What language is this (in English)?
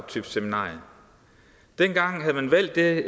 Danish